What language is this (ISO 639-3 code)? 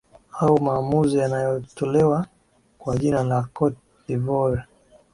swa